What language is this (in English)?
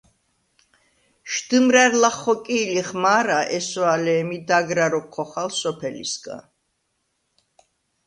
Svan